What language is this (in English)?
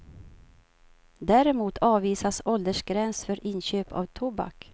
Swedish